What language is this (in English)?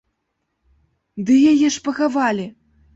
Belarusian